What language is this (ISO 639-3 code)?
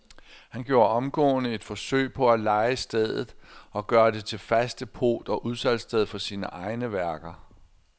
dan